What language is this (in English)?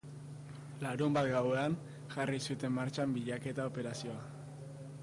Basque